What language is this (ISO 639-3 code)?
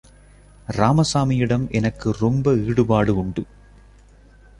tam